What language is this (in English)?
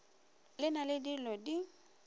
Northern Sotho